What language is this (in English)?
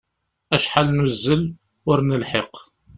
Kabyle